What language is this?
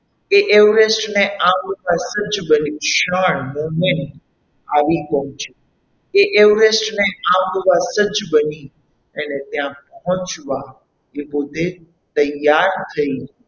Gujarati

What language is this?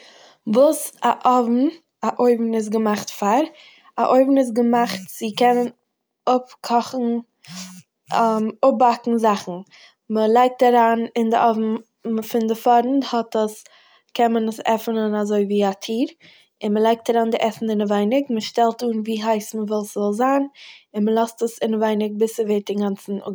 Yiddish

